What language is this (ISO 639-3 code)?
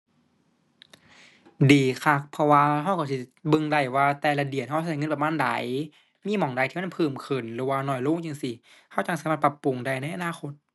tha